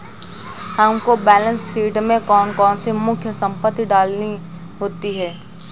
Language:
Hindi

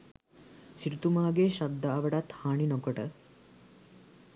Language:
Sinhala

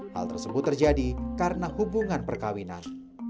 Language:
Indonesian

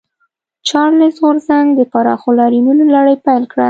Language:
Pashto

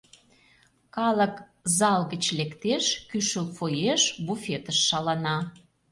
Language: Mari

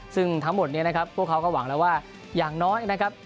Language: Thai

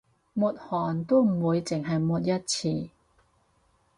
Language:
Cantonese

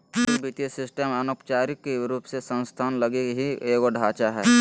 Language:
Magahi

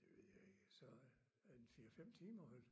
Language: Danish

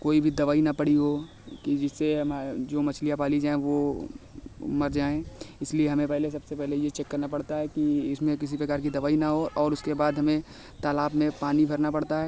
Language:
Hindi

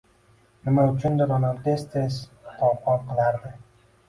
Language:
Uzbek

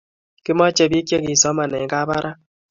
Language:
Kalenjin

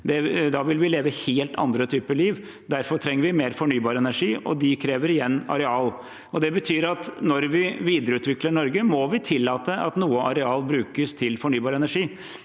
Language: Norwegian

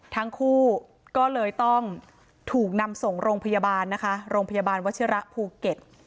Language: Thai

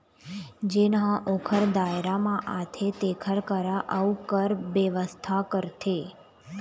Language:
Chhattisgarhi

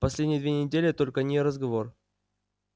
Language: Russian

